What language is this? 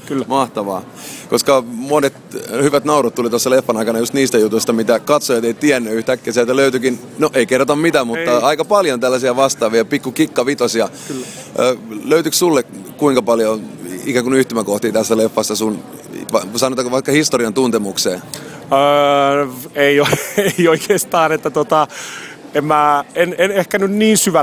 Finnish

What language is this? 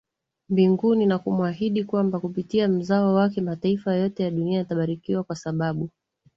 Swahili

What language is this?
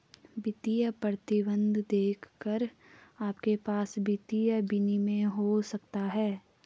Hindi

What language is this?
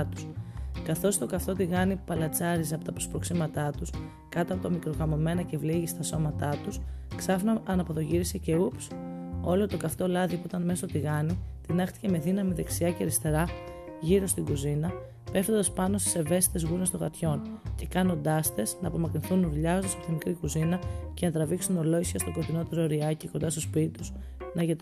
Greek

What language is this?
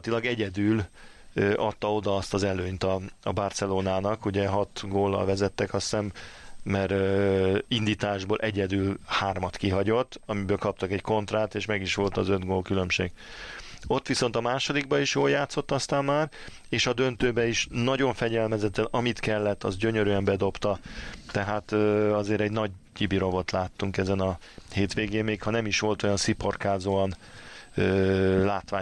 Hungarian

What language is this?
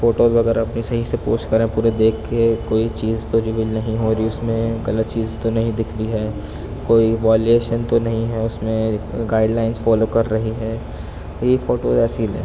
Urdu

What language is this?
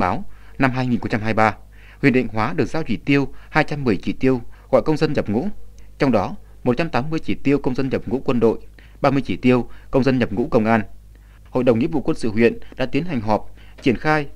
Vietnamese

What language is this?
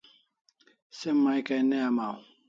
Kalasha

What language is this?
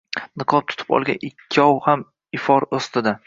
Uzbek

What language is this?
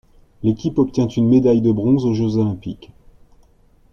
French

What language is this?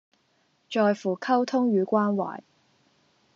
Cantonese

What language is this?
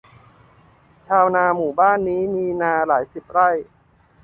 Thai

